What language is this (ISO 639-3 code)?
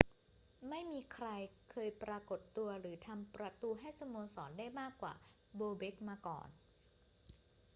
tha